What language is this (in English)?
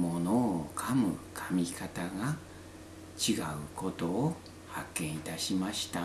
Japanese